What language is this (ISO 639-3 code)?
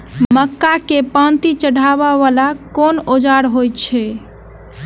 mai